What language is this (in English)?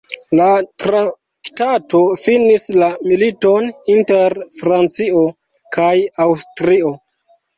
Esperanto